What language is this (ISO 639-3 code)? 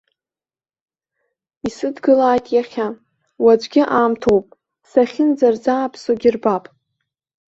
abk